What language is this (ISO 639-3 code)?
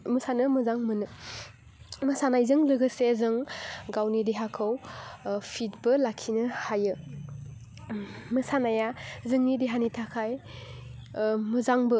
brx